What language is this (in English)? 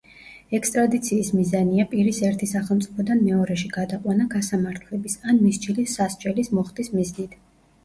Georgian